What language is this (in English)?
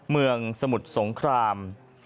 Thai